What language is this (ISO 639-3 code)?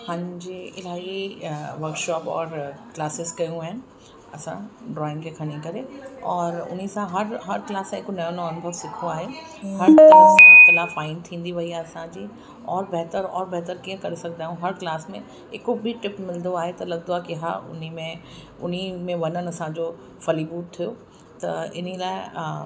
snd